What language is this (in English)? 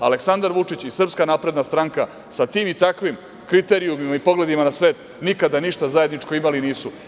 Serbian